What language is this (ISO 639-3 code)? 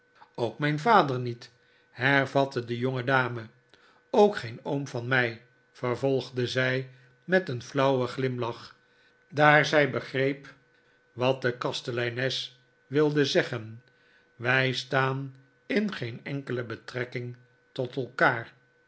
nld